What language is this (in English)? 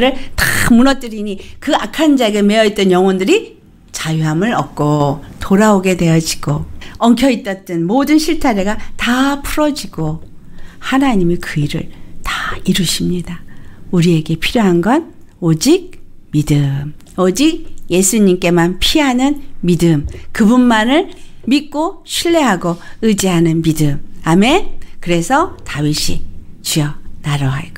Korean